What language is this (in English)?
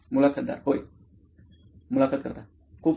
Marathi